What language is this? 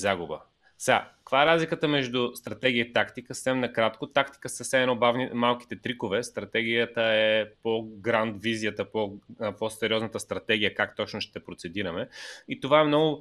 Bulgarian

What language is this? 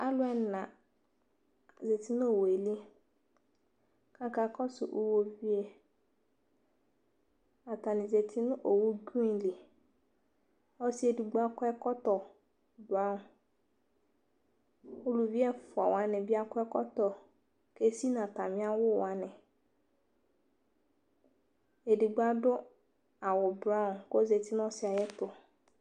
Ikposo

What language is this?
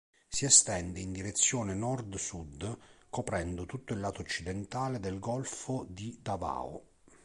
Italian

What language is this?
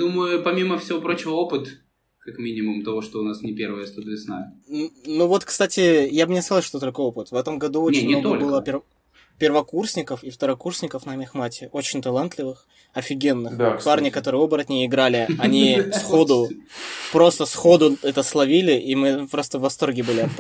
Russian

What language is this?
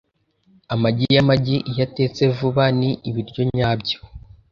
Kinyarwanda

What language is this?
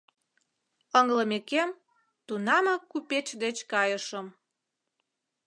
Mari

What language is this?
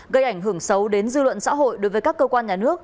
Vietnamese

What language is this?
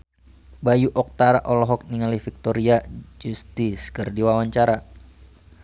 Sundanese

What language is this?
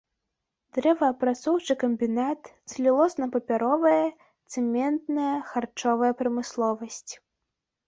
Belarusian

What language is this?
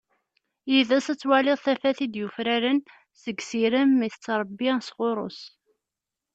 Kabyle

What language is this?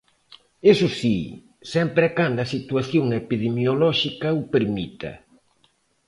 Galician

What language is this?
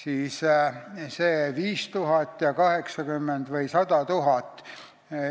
Estonian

